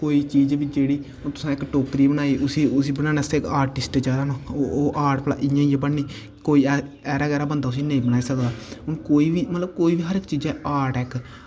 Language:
Dogri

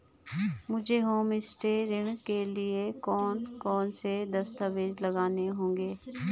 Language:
Hindi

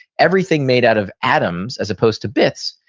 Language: English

